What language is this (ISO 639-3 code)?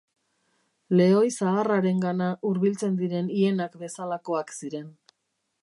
eus